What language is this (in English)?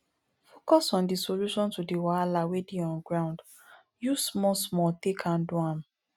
Nigerian Pidgin